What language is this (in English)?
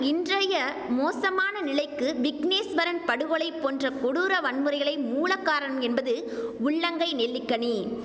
Tamil